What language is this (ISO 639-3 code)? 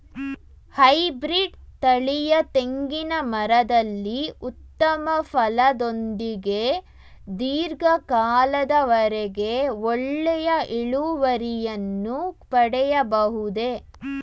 kan